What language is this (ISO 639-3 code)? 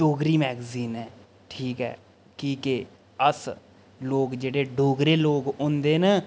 doi